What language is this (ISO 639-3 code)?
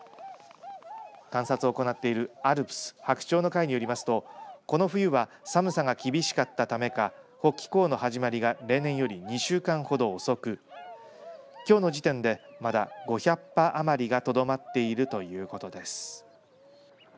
jpn